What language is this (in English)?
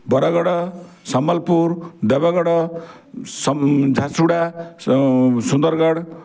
Odia